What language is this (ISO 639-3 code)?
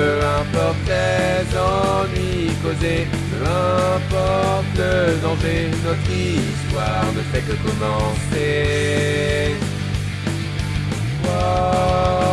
fra